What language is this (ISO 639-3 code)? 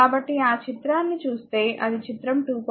tel